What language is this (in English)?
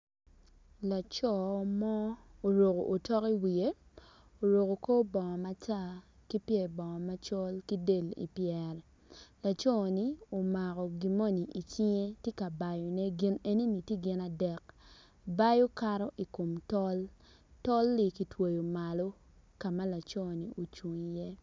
Acoli